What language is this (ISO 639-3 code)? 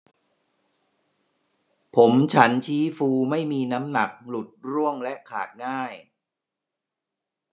tha